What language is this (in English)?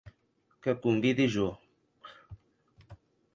Occitan